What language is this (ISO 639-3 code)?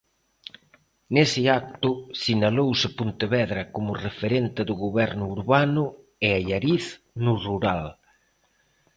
glg